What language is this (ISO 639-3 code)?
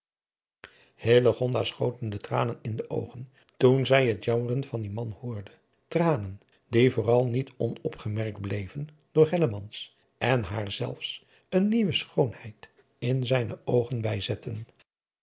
nld